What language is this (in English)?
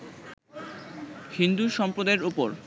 Bangla